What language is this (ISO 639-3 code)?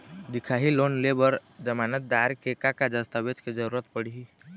hne